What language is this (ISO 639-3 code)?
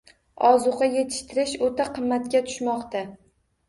uzb